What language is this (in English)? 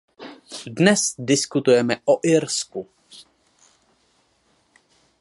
Czech